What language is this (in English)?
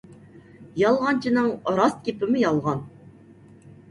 Uyghur